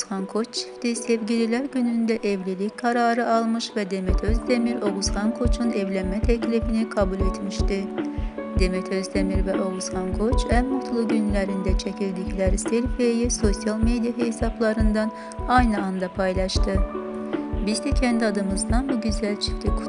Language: Turkish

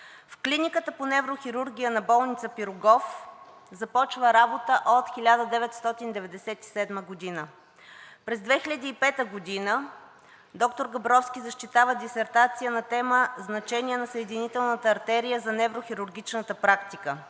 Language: Bulgarian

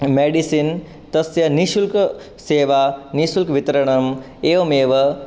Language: Sanskrit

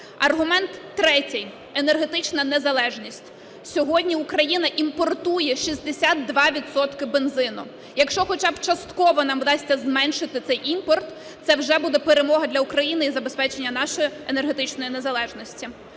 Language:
Ukrainian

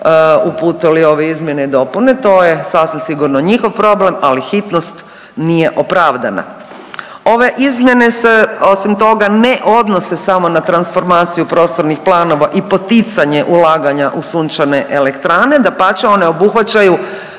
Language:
Croatian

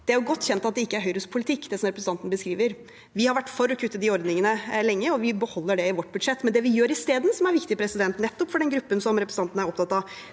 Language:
Norwegian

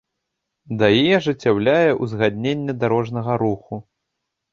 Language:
Belarusian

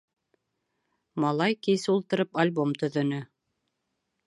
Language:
Bashkir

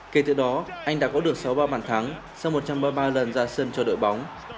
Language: Vietnamese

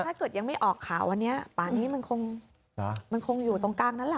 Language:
Thai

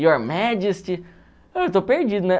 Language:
Portuguese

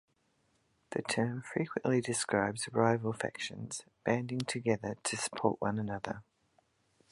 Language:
English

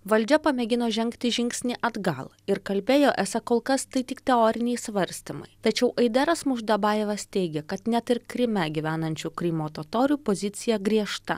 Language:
Lithuanian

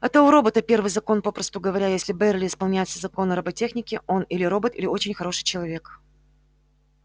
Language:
Russian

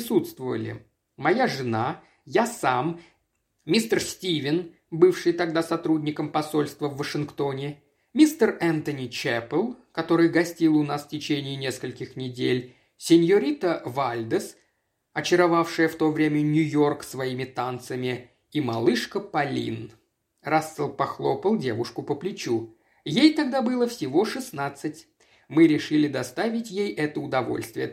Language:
Russian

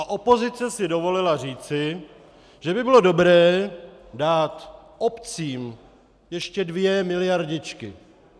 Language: Czech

